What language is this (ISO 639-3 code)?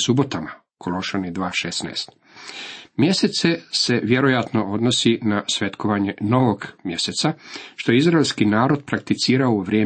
hrv